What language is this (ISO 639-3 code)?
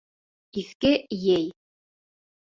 bak